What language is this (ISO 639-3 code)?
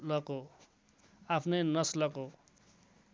nep